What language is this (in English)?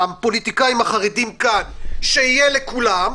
Hebrew